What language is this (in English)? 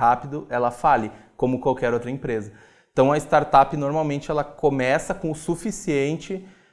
Portuguese